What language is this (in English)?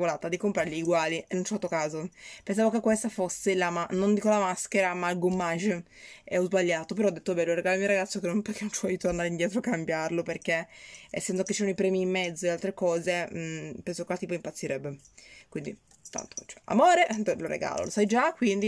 Italian